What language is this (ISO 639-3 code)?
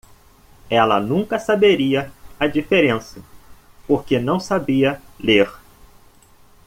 por